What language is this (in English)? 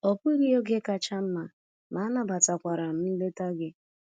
Igbo